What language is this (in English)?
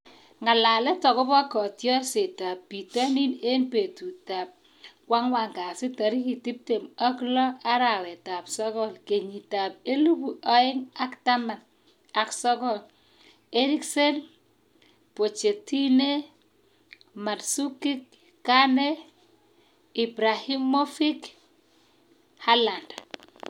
Kalenjin